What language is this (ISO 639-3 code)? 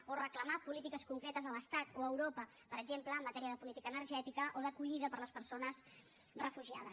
cat